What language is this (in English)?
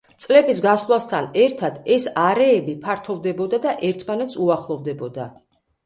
Georgian